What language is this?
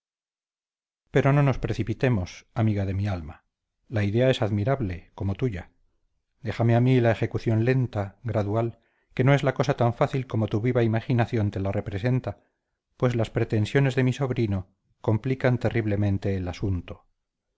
Spanish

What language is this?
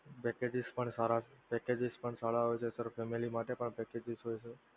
Gujarati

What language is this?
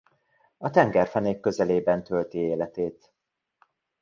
Hungarian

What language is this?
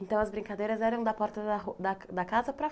Portuguese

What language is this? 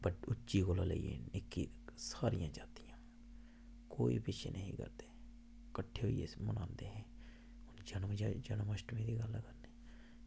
Dogri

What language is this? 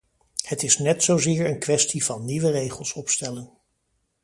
Dutch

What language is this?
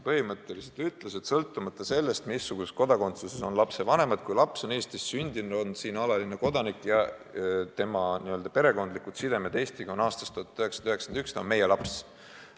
Estonian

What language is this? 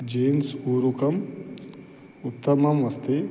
Sanskrit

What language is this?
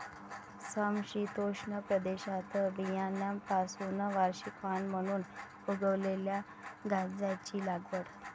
Marathi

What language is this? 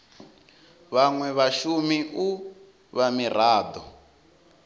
Venda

